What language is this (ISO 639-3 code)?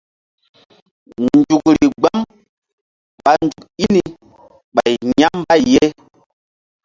mdd